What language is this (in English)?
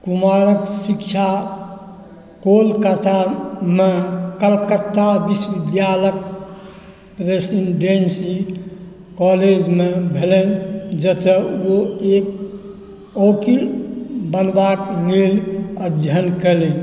Maithili